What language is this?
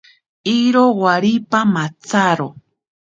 Ashéninka Perené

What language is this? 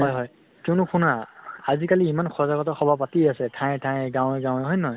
Assamese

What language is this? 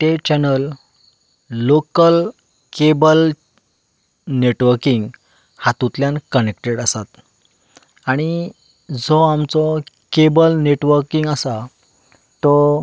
Konkani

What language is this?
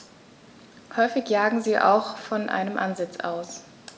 German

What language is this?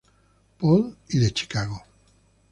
Spanish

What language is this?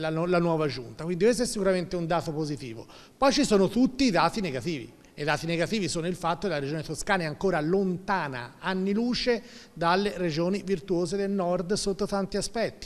Italian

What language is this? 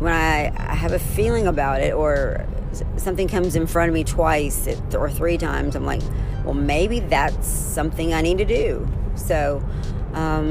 English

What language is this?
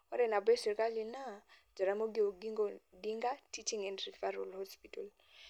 Masai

